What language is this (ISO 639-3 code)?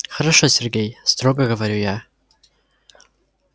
rus